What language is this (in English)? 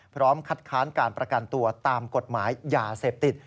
Thai